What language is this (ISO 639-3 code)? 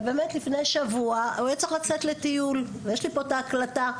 heb